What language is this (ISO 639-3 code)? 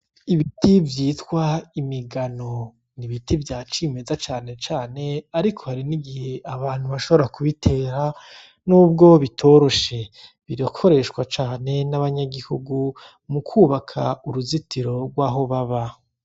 run